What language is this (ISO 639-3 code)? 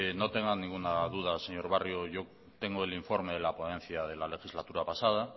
spa